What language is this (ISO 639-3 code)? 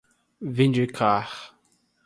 por